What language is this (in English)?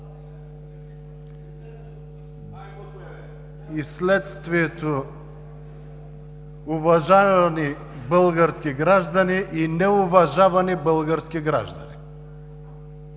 Bulgarian